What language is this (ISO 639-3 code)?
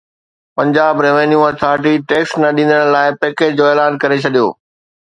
snd